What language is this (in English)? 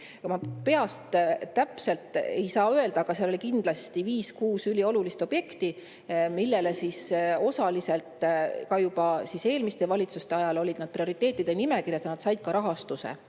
Estonian